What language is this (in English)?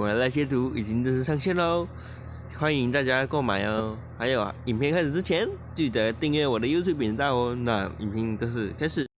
Chinese